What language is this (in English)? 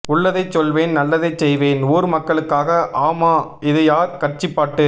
Tamil